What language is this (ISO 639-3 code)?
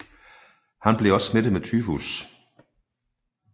dan